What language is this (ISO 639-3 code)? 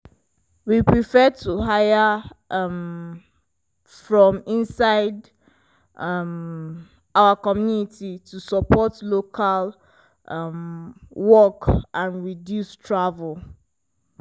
pcm